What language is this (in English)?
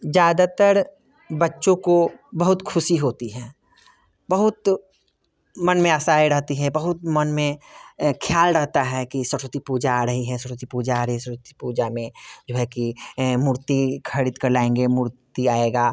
Hindi